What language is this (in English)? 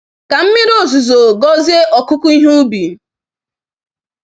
Igbo